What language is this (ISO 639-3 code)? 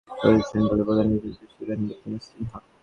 ben